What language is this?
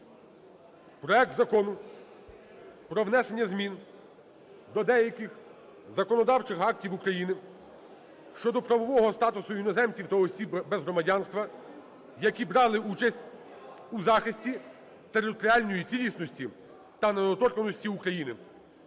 Ukrainian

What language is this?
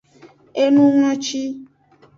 Aja (Benin)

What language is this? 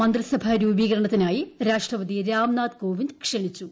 Malayalam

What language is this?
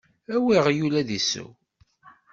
Kabyle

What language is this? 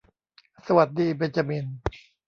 Thai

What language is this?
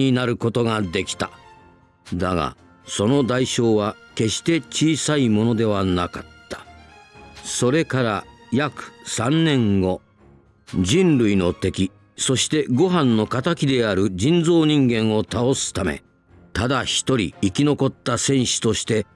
Japanese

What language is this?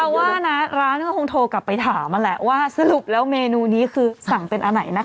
Thai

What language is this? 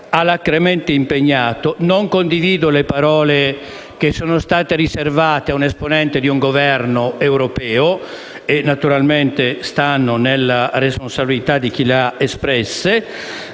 Italian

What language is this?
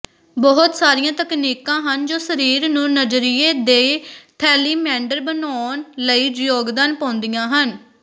Punjabi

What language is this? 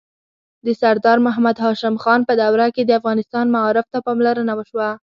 Pashto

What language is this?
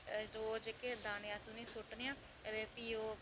Dogri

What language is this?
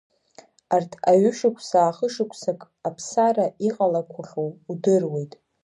Abkhazian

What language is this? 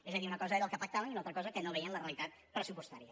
Catalan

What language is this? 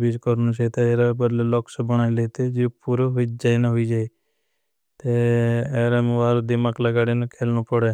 Bhili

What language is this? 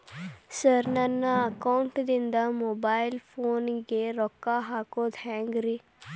Kannada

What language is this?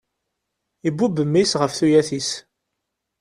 Kabyle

